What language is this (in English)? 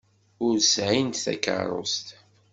Kabyle